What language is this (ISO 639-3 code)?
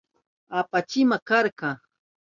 qup